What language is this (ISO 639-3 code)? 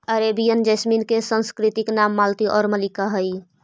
mag